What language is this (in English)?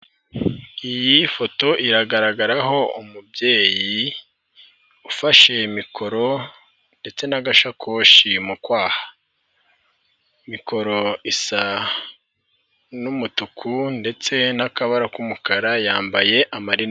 Kinyarwanda